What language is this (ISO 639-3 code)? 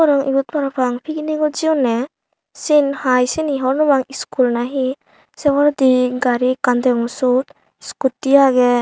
ccp